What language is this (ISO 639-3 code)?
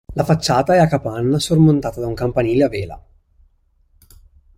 ita